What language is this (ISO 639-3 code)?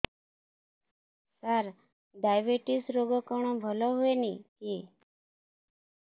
ori